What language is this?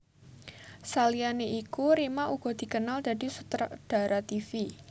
Javanese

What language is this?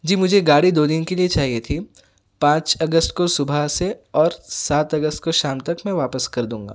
Urdu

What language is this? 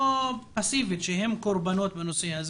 Hebrew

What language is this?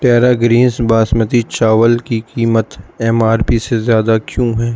Urdu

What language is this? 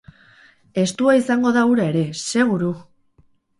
Basque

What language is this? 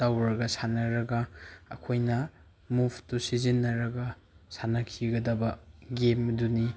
Manipuri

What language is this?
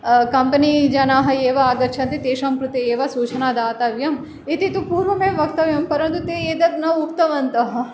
Sanskrit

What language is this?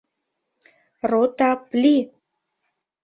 Mari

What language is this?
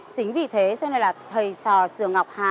Vietnamese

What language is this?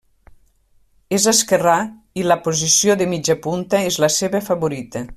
Catalan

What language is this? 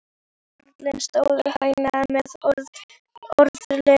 Icelandic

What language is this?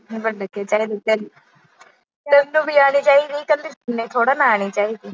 Punjabi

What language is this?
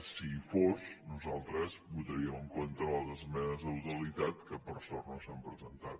Catalan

